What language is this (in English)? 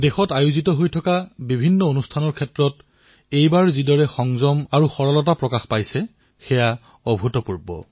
Assamese